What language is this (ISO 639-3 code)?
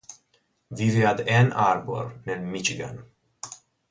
ita